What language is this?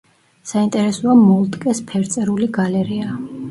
Georgian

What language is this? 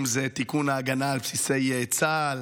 Hebrew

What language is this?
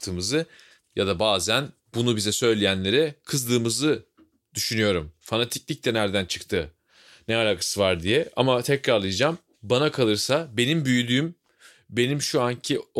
Turkish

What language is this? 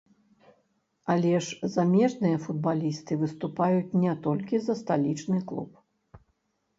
Belarusian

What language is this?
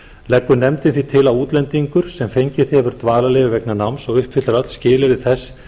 Icelandic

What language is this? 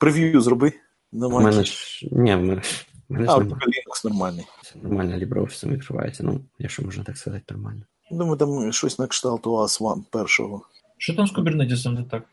Ukrainian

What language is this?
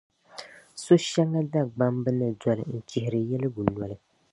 Dagbani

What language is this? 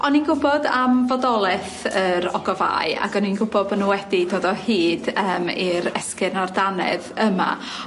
Welsh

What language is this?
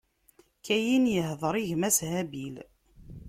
Kabyle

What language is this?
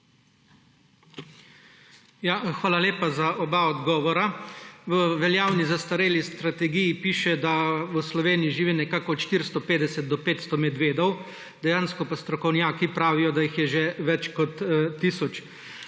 Slovenian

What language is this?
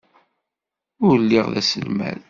Kabyle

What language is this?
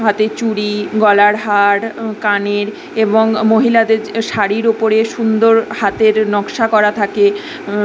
Bangla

